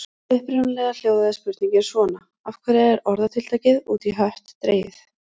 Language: Icelandic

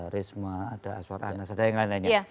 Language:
Indonesian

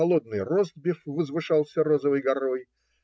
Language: Russian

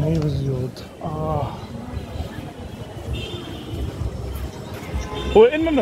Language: Arabic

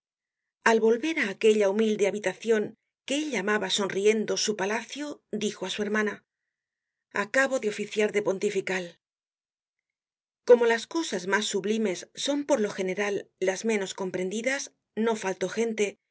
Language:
Spanish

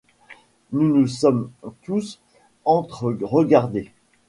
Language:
French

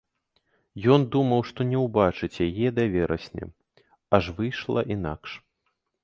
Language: Belarusian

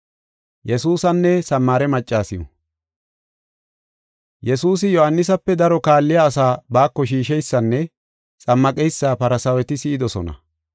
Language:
Gofa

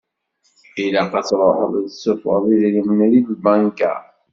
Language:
Kabyle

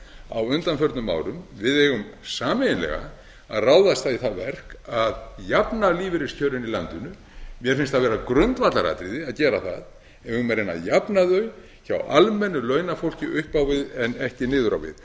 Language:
Icelandic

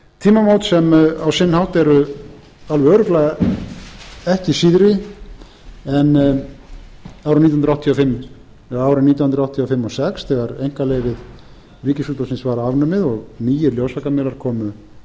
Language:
Icelandic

